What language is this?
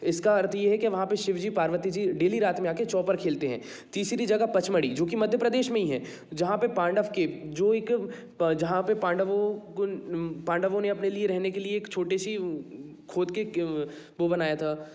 Hindi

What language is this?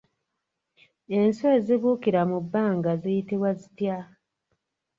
Ganda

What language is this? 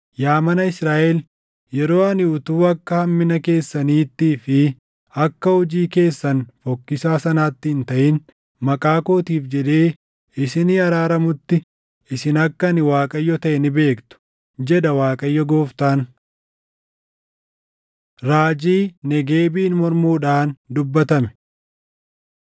Oromo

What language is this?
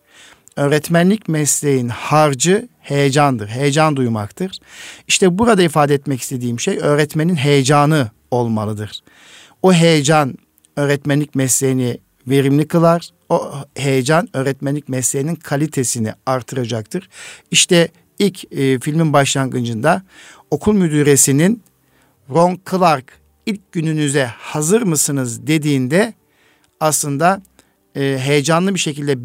Turkish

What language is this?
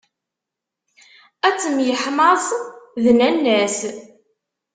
Kabyle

